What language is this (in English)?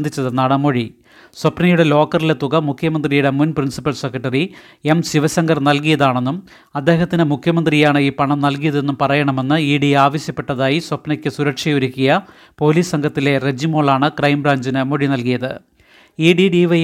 Malayalam